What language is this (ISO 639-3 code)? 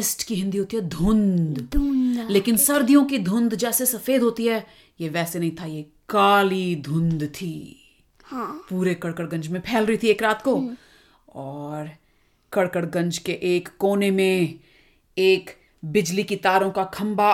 hin